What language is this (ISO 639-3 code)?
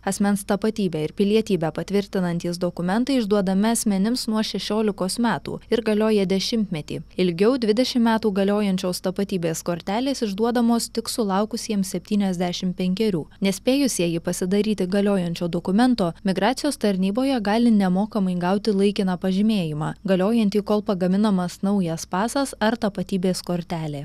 lit